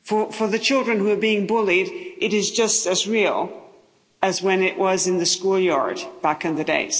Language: English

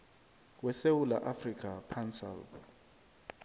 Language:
South Ndebele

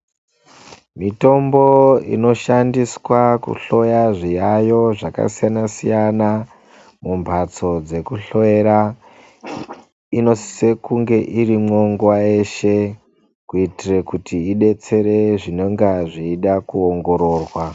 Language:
Ndau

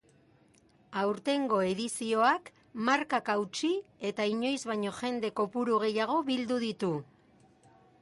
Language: Basque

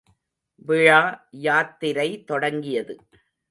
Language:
Tamil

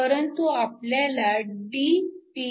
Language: Marathi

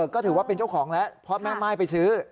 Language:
Thai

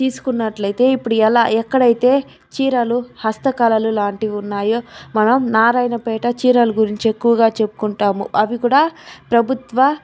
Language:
Telugu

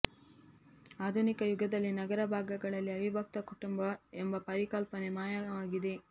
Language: Kannada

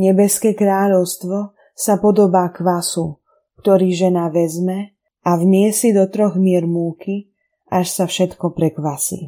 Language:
Slovak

